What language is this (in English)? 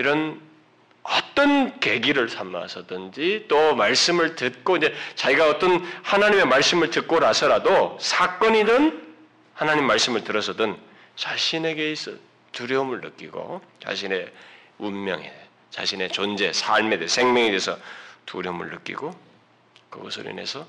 Korean